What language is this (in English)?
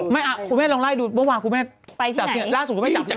Thai